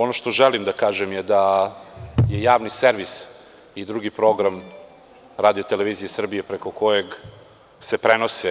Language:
Serbian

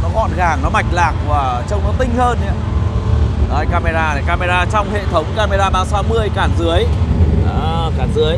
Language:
Vietnamese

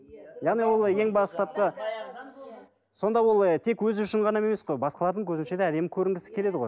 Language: Kazakh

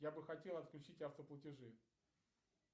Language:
Russian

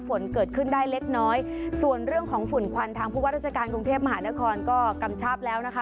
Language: Thai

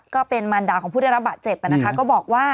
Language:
Thai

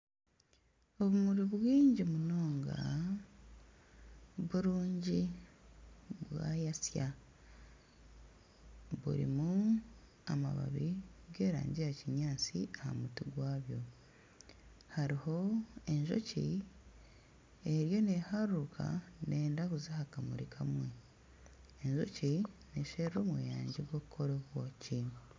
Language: Nyankole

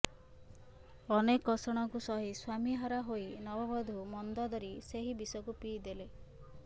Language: Odia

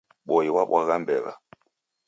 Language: Taita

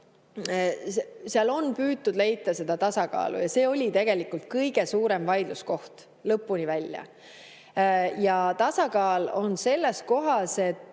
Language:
Estonian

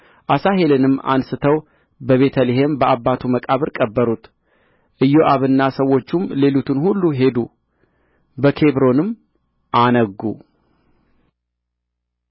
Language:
Amharic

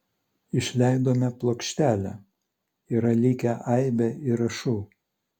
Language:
Lithuanian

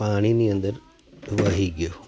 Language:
Gujarati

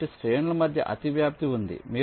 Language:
Telugu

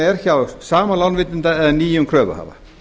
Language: Icelandic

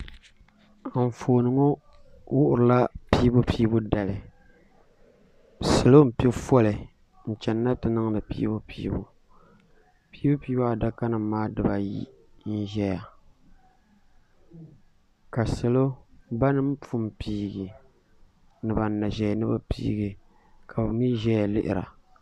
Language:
Dagbani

